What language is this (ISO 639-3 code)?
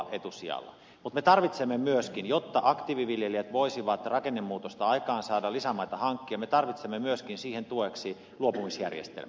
fin